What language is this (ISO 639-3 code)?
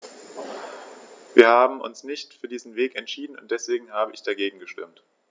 deu